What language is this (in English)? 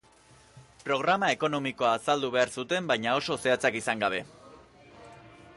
Basque